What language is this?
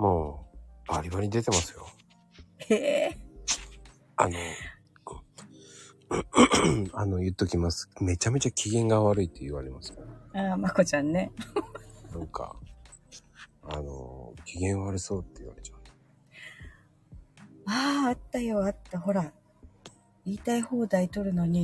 Japanese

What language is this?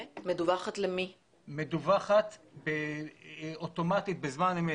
Hebrew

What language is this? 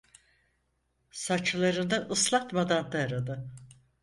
Turkish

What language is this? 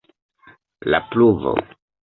Esperanto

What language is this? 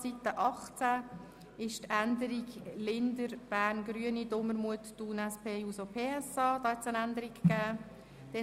Swiss German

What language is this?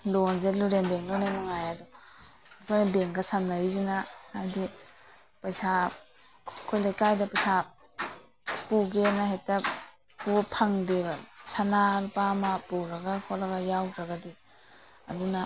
Manipuri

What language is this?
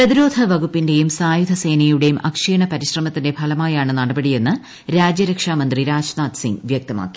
Malayalam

